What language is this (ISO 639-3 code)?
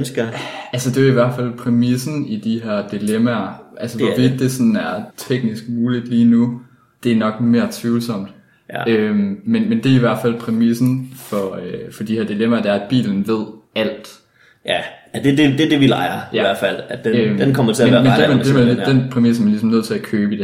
dan